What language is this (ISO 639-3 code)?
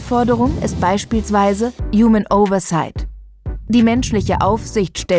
deu